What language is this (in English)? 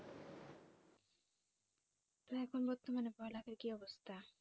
Bangla